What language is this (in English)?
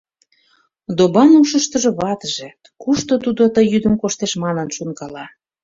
Mari